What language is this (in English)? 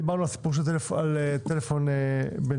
Hebrew